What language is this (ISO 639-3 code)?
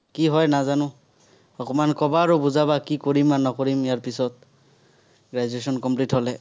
asm